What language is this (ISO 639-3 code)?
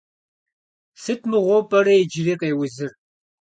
kbd